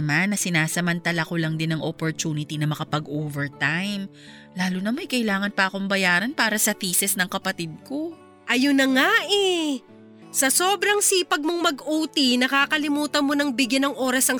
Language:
Filipino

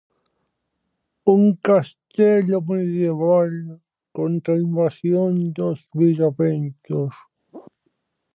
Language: Galician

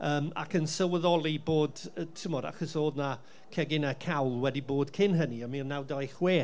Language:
Welsh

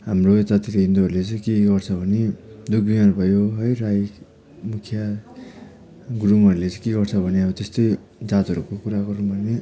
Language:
Nepali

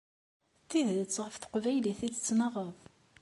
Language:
Kabyle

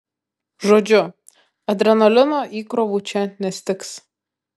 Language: Lithuanian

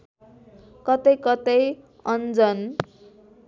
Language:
Nepali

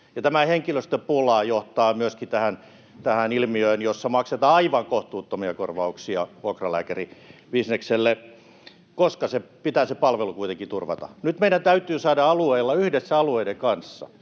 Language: Finnish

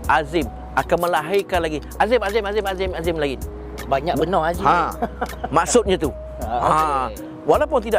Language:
Malay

